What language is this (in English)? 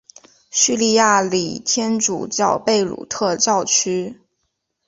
Chinese